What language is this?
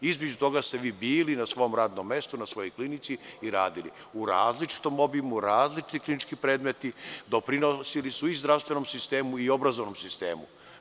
Serbian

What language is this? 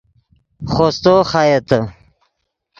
Yidgha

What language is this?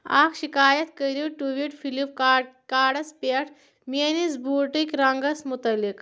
Kashmiri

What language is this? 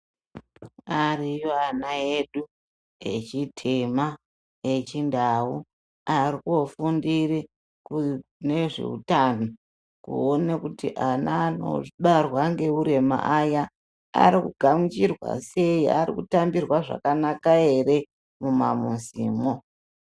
Ndau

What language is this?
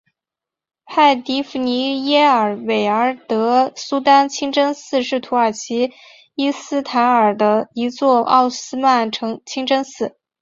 Chinese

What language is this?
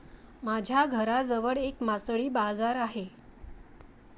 Marathi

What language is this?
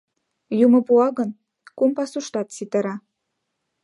Mari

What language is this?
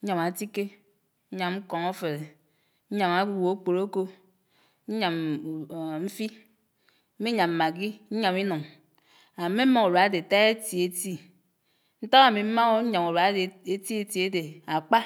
Anaang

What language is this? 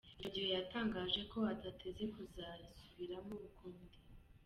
Kinyarwanda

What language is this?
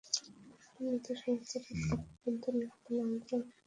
Bangla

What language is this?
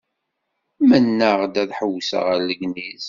Kabyle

